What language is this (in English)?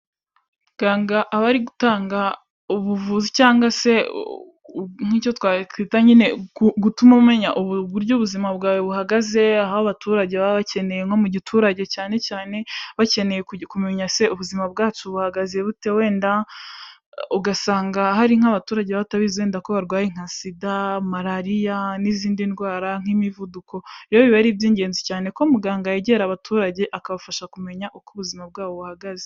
Kinyarwanda